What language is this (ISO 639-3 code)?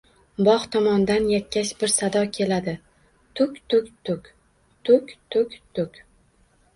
uzb